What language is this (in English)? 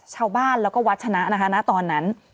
Thai